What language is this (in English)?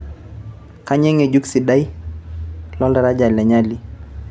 Masai